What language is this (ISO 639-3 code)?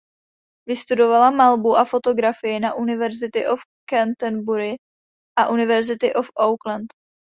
ces